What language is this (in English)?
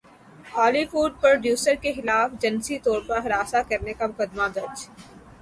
Urdu